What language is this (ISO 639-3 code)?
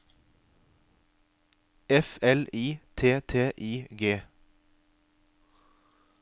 nor